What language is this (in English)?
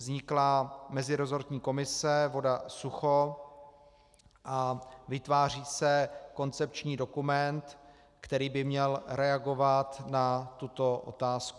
Czech